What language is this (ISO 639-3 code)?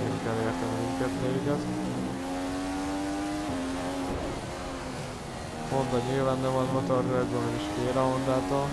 hun